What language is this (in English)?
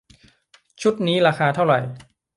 Thai